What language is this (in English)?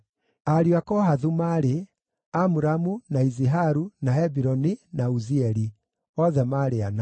Kikuyu